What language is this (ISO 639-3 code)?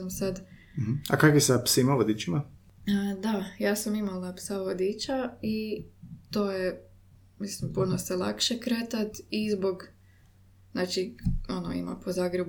hrv